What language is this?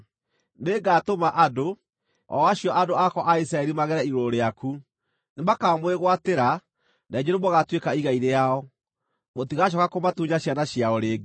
Kikuyu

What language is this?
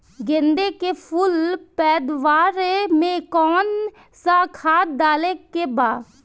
Bhojpuri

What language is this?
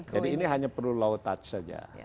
Indonesian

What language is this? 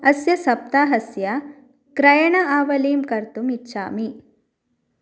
Sanskrit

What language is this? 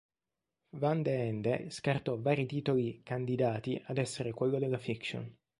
Italian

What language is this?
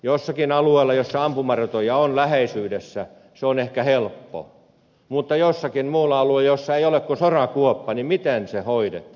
Finnish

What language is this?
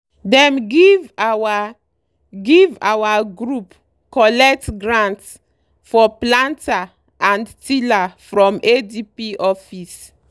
Nigerian Pidgin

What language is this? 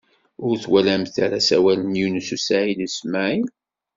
Kabyle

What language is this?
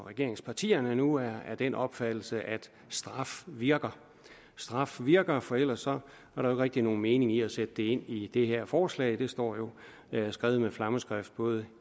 Danish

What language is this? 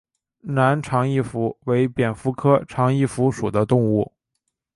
Chinese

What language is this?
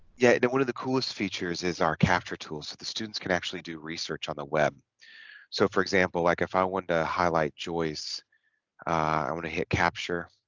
English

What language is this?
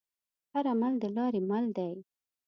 Pashto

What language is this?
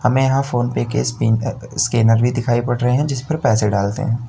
Hindi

